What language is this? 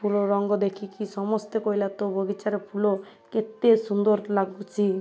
Odia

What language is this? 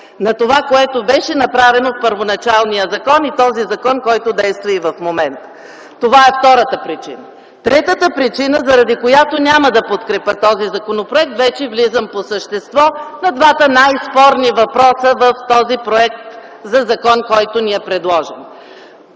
Bulgarian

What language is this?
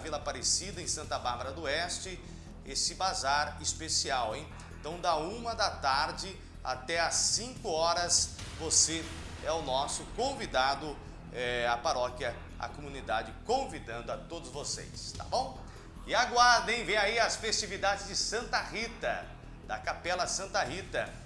Portuguese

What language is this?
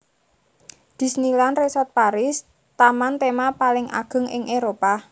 Javanese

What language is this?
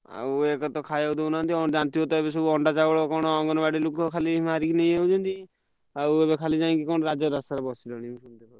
Odia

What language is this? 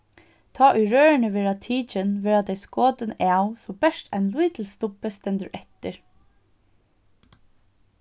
Faroese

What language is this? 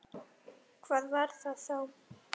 Icelandic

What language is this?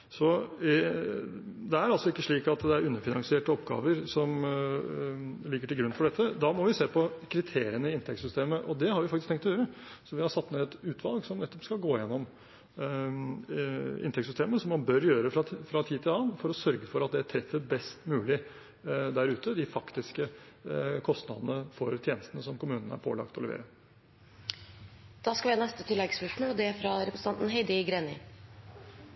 Norwegian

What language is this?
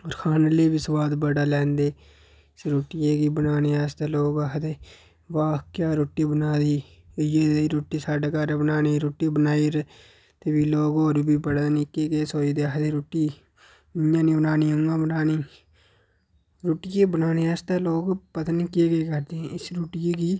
Dogri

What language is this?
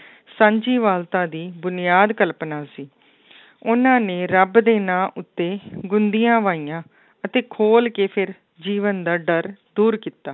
Punjabi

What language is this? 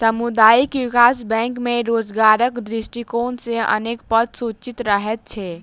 Maithili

